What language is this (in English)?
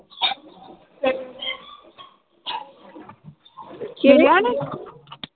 Punjabi